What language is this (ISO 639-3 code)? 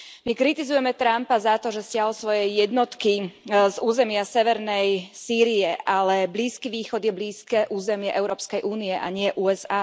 slk